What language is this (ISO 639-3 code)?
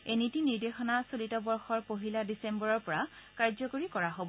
asm